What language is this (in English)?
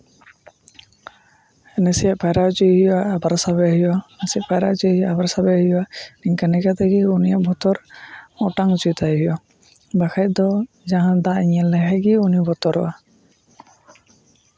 Santali